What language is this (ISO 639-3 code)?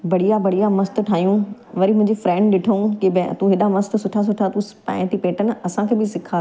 snd